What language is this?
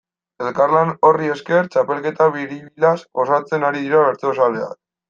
Basque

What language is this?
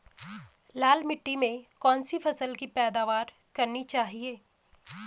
Hindi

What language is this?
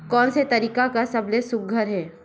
Chhattisgarhi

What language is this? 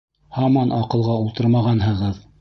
Bashkir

